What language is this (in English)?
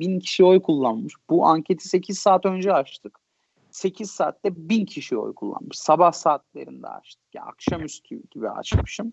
Turkish